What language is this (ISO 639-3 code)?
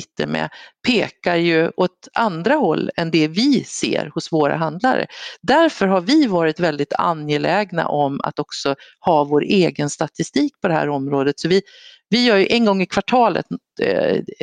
swe